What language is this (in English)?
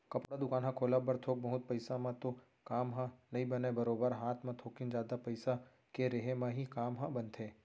Chhattisgarhi